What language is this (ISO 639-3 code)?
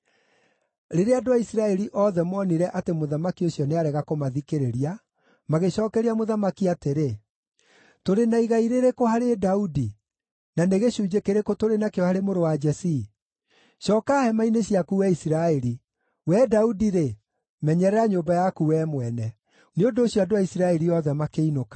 kik